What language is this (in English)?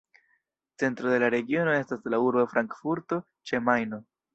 Esperanto